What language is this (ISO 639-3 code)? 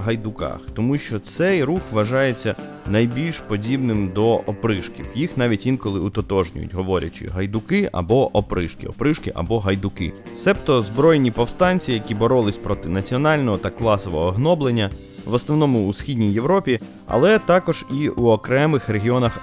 ukr